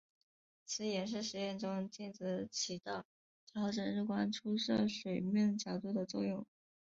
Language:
Chinese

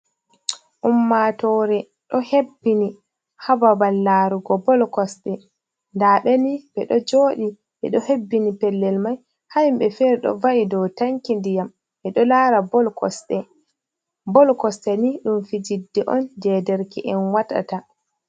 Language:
Fula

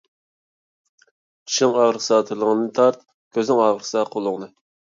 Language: Uyghur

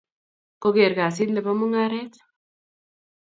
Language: Kalenjin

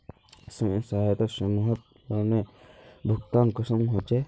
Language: Magahi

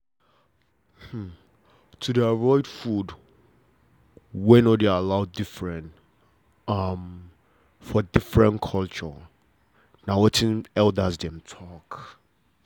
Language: Nigerian Pidgin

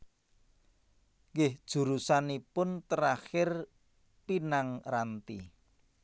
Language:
Javanese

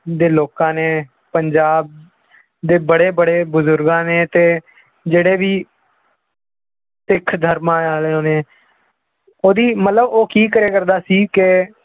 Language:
Punjabi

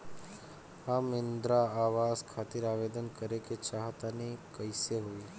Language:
Bhojpuri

